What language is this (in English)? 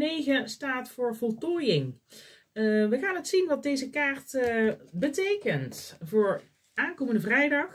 Dutch